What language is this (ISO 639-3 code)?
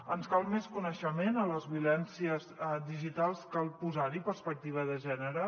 cat